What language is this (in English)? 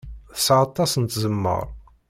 Kabyle